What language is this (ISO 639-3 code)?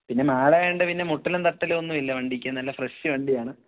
mal